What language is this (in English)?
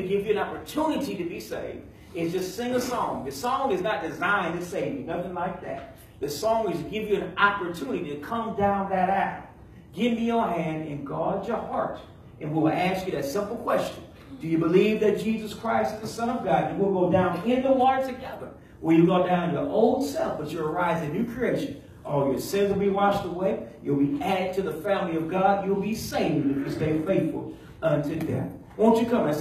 English